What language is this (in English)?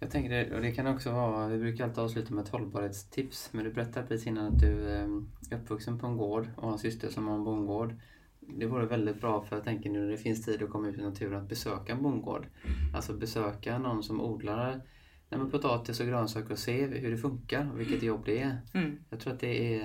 Swedish